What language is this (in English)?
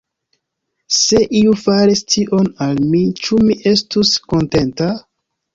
Esperanto